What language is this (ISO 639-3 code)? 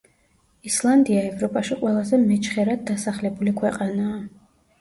kat